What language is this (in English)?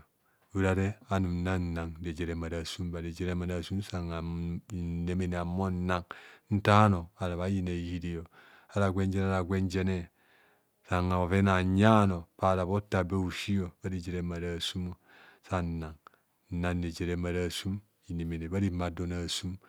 Kohumono